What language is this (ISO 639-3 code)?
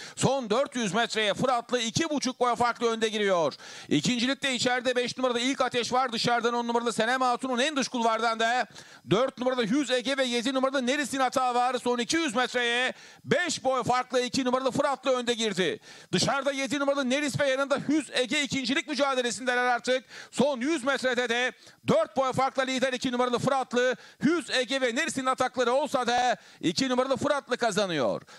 tur